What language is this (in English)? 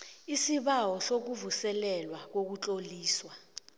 South Ndebele